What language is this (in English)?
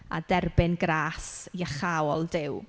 Welsh